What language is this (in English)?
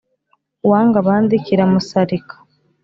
Kinyarwanda